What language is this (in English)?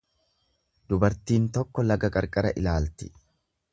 Oromo